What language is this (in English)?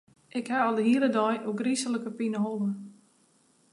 Western Frisian